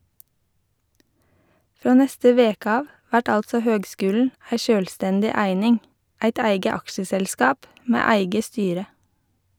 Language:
Norwegian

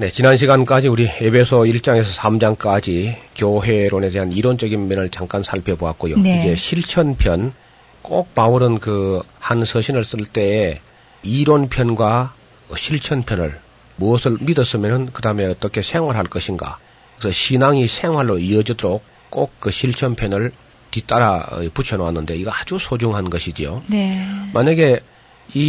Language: Korean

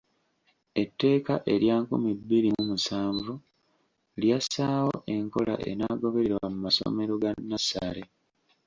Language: Ganda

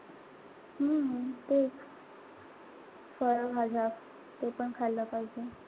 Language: Marathi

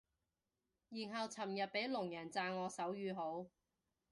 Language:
Cantonese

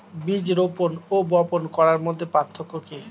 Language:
Bangla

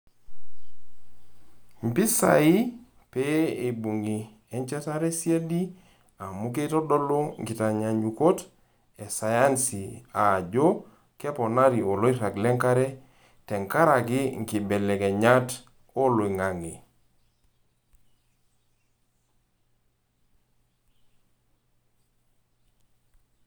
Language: Masai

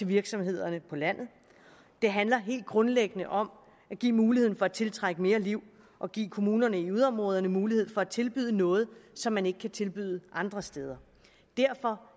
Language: Danish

